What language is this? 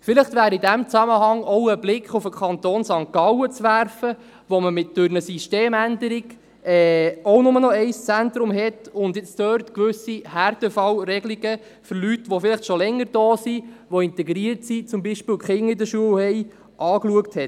Swiss German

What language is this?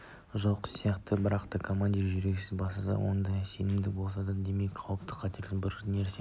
Kazakh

